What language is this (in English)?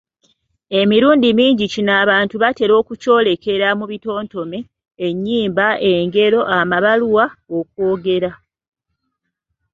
Ganda